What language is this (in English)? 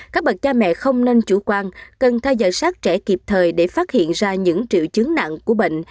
Vietnamese